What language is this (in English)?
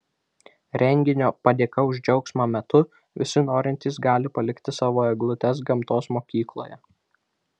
Lithuanian